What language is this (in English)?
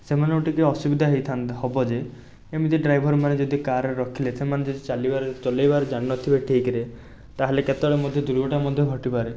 Odia